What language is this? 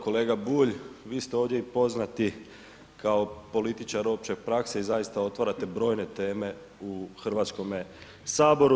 Croatian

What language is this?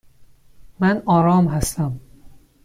Persian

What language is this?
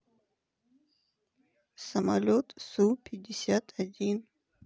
Russian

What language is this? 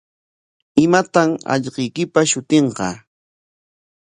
Corongo Ancash Quechua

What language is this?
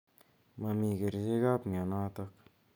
Kalenjin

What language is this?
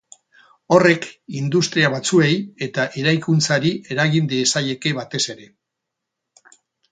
Basque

